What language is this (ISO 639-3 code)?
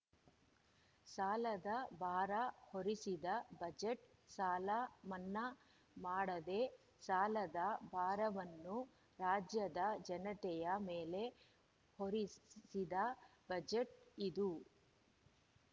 kan